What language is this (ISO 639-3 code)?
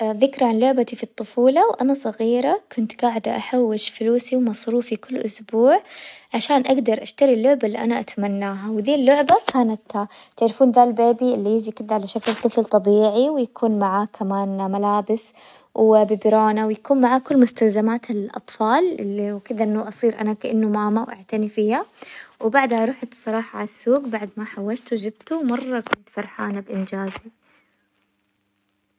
acw